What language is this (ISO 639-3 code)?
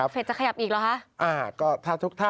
tha